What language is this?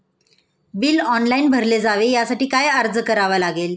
Marathi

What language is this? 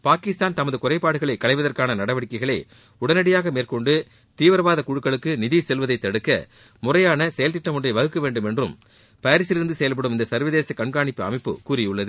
Tamil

